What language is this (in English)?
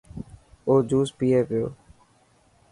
Dhatki